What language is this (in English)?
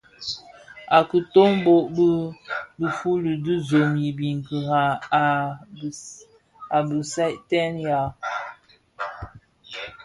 Bafia